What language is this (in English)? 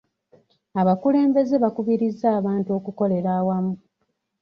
Ganda